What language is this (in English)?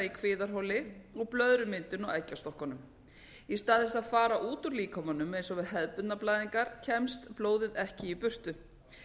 Icelandic